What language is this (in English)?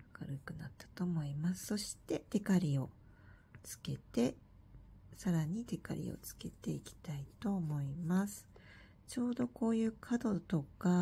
Japanese